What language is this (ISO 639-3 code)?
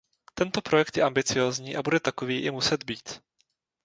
ces